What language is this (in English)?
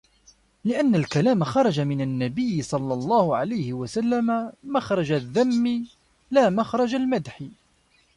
Arabic